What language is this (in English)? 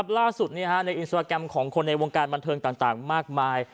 Thai